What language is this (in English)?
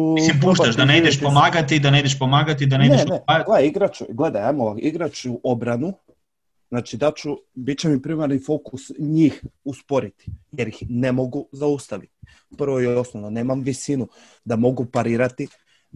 Croatian